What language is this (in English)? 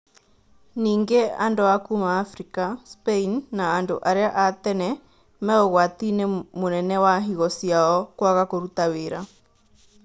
Kikuyu